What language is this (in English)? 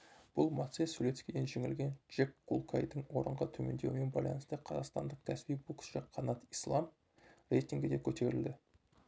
Kazakh